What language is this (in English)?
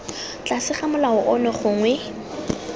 Tswana